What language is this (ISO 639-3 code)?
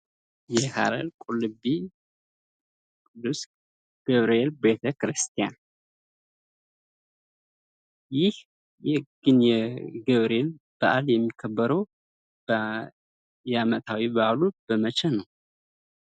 amh